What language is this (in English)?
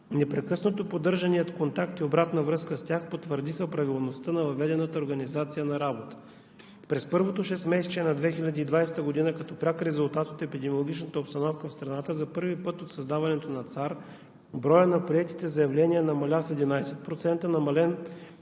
Bulgarian